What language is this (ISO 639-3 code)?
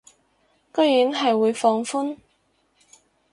yue